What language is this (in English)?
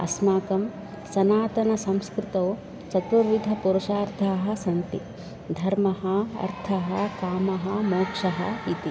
Sanskrit